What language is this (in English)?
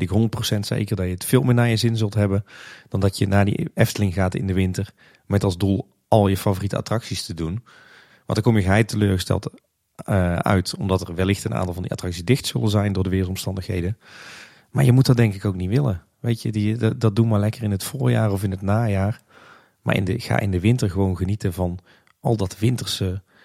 Dutch